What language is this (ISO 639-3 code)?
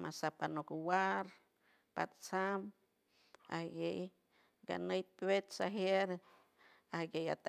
hue